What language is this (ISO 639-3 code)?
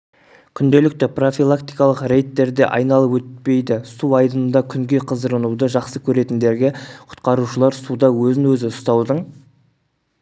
kaz